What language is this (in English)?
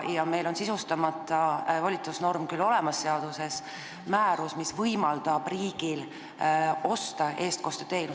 Estonian